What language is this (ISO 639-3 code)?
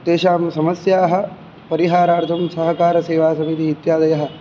san